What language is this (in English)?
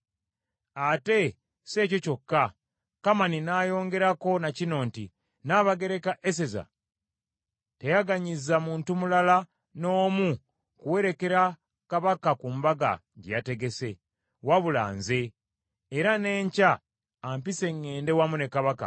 Ganda